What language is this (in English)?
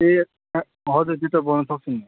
Nepali